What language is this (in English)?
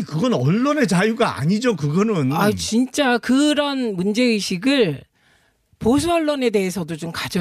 Korean